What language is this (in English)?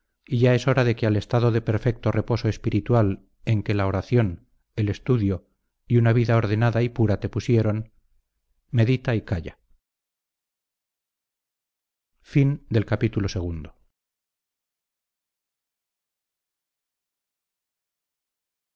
Spanish